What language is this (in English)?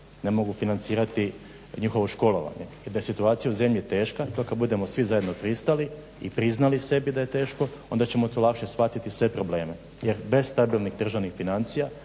Croatian